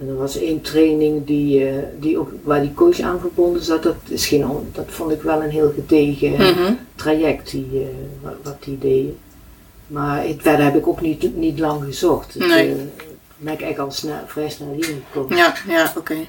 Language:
Dutch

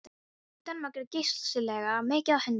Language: Icelandic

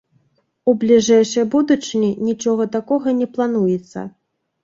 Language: Belarusian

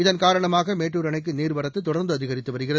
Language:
Tamil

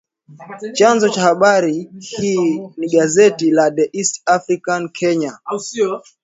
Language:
Swahili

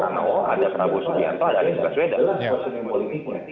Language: Indonesian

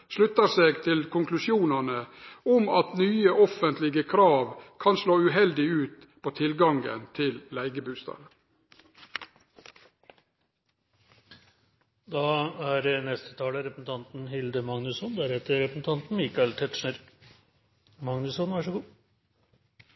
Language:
Norwegian Nynorsk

